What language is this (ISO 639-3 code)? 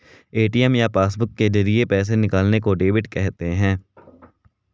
hin